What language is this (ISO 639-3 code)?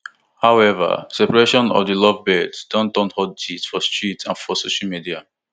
pcm